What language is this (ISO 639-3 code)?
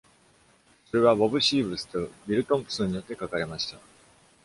jpn